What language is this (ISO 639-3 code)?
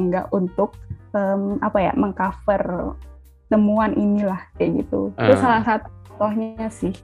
ind